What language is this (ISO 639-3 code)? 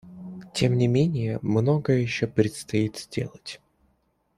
rus